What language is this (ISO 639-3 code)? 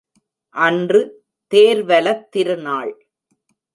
tam